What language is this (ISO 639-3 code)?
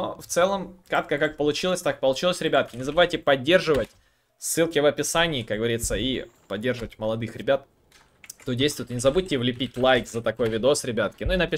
rus